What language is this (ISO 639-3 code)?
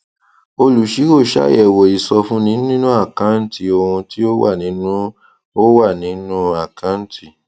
yor